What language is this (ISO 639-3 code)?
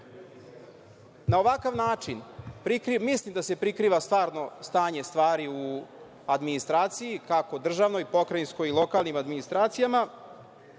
srp